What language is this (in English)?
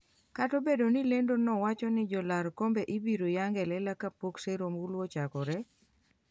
Luo (Kenya and Tanzania)